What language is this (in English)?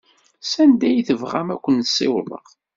Kabyle